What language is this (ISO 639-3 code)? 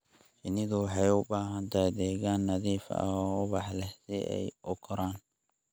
som